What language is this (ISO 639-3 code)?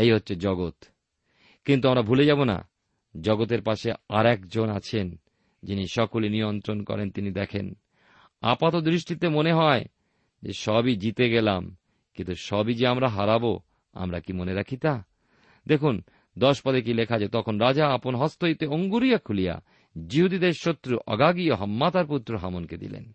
ben